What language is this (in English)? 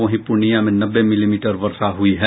Hindi